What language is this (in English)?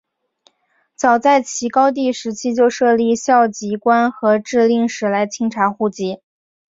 Chinese